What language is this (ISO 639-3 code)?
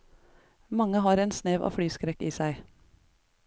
nor